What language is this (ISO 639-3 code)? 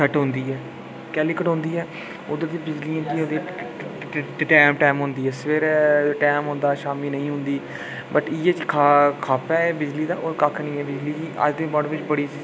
doi